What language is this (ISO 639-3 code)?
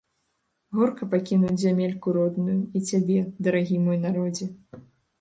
bel